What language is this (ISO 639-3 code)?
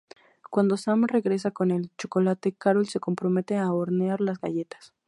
spa